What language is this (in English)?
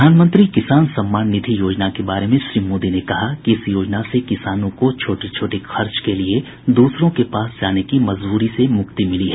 Hindi